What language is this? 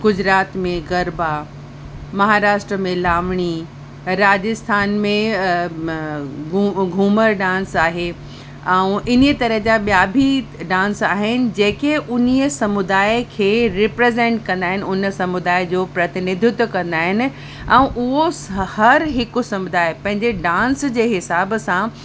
Sindhi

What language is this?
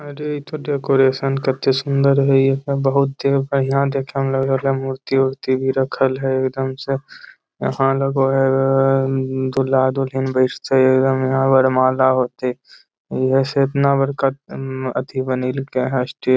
Magahi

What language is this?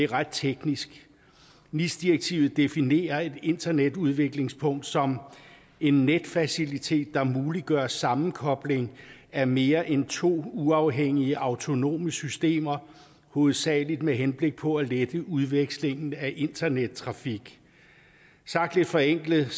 Danish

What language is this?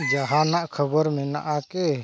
Santali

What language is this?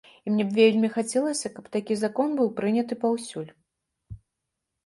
Belarusian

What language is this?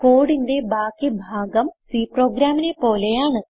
Malayalam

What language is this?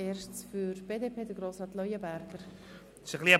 Swiss German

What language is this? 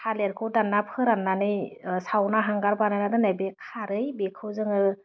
Bodo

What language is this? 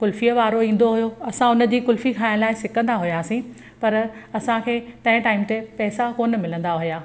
Sindhi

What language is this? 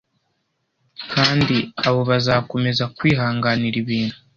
Kinyarwanda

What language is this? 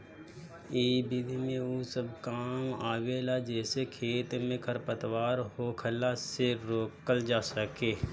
Bhojpuri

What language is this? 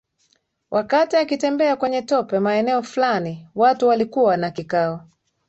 Swahili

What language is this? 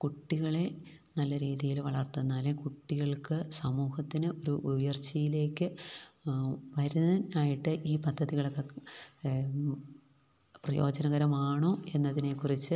Malayalam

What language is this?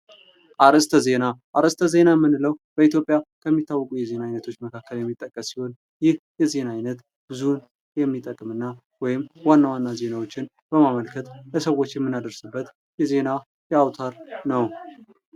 Amharic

